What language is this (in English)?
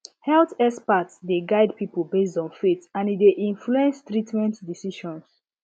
Nigerian Pidgin